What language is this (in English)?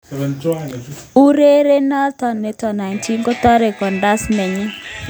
Kalenjin